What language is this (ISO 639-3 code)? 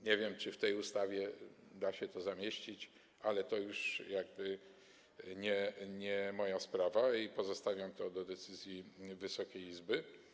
pol